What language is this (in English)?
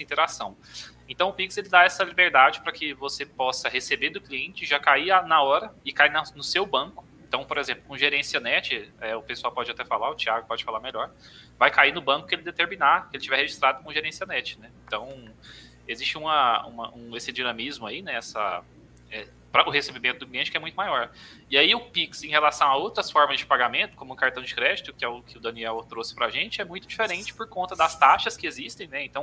Portuguese